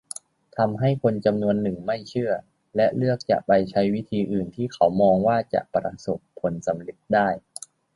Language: Thai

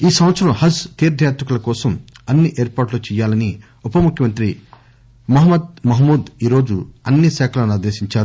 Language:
Telugu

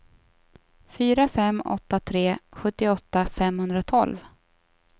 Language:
Swedish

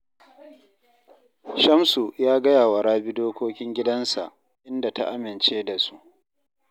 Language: Hausa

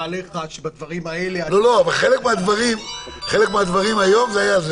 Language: Hebrew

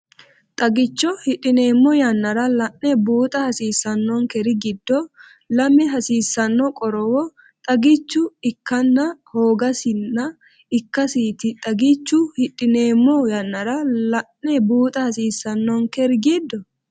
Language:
Sidamo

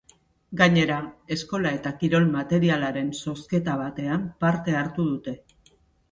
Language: Basque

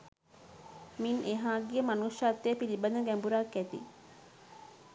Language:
Sinhala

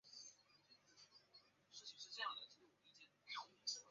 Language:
Chinese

